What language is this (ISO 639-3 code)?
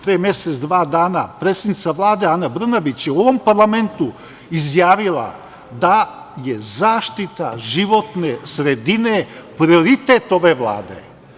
srp